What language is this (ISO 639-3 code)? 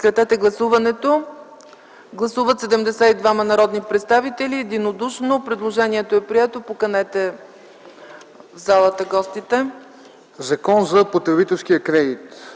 bul